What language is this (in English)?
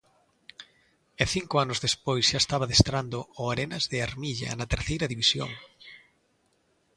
Galician